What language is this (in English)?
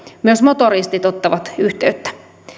Finnish